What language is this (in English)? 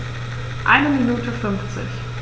German